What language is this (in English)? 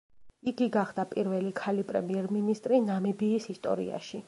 Georgian